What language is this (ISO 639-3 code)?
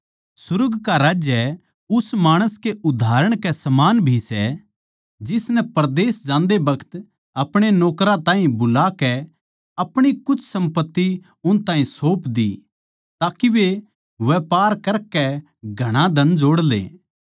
bgc